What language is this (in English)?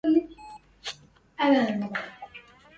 Arabic